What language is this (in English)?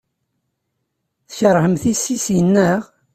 Kabyle